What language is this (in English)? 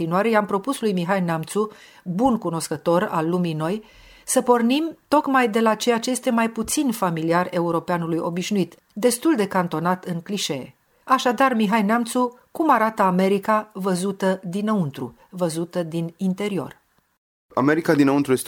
Romanian